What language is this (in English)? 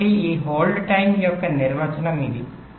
Telugu